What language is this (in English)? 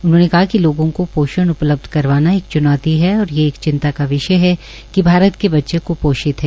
Hindi